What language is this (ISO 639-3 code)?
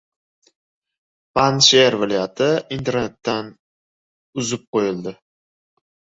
uzb